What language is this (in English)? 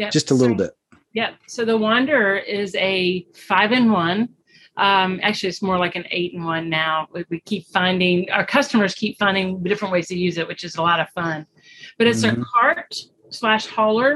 English